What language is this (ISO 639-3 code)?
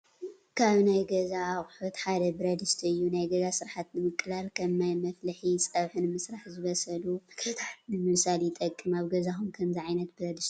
tir